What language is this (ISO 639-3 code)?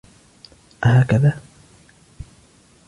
ara